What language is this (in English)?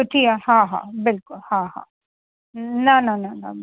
Sindhi